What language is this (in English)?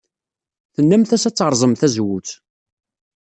Kabyle